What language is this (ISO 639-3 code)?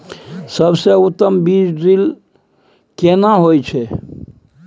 mai